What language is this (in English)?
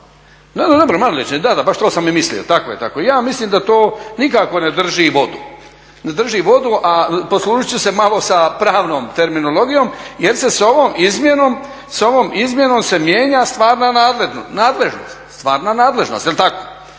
Croatian